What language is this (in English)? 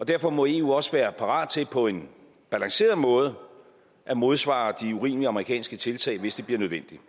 Danish